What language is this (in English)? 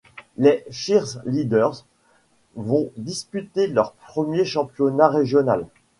French